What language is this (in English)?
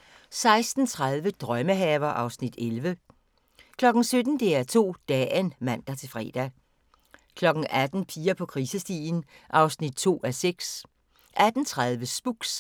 Danish